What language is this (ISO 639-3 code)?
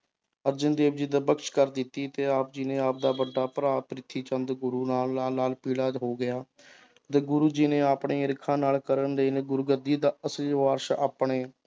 pan